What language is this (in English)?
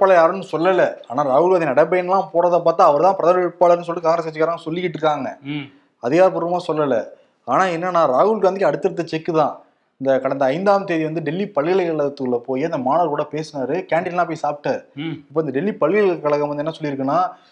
Tamil